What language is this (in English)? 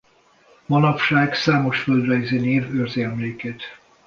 Hungarian